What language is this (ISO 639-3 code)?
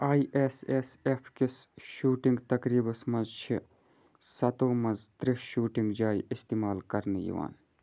kas